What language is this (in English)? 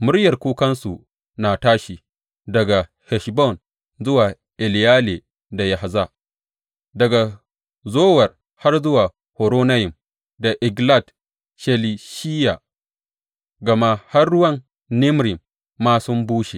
Hausa